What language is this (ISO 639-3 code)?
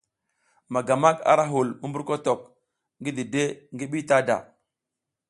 giz